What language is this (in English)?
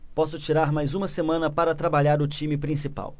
Portuguese